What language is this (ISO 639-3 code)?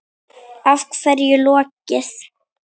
isl